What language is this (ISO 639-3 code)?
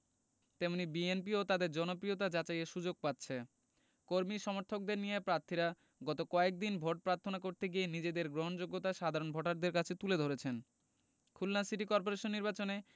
ben